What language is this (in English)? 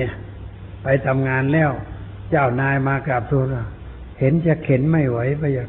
Thai